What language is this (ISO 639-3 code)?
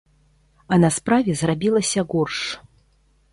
bel